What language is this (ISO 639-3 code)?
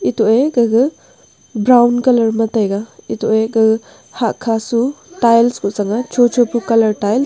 nnp